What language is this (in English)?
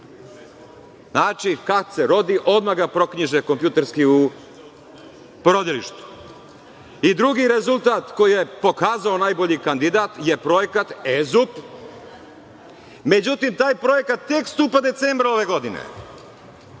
Serbian